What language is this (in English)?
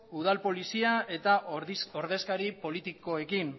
Basque